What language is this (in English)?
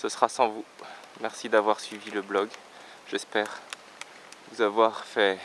French